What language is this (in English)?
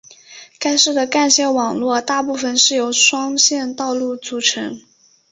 Chinese